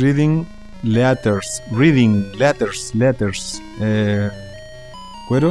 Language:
Spanish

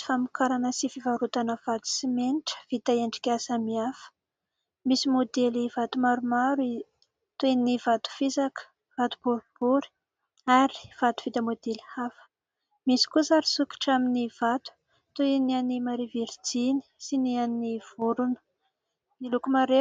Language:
Malagasy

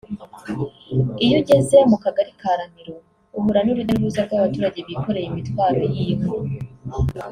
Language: Kinyarwanda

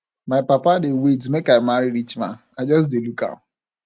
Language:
Nigerian Pidgin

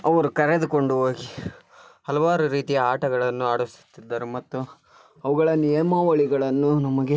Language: Kannada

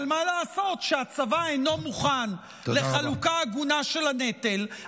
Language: Hebrew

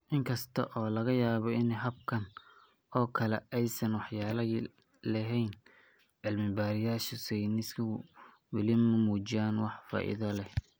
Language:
Somali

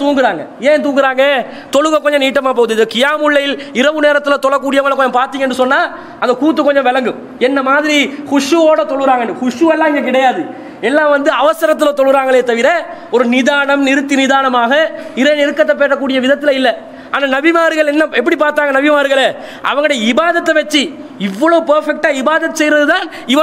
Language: Tamil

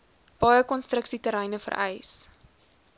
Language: Afrikaans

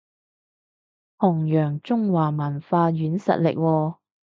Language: Cantonese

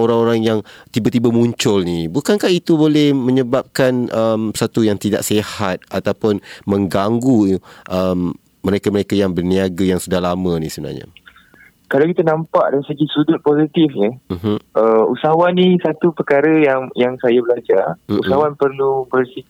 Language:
Malay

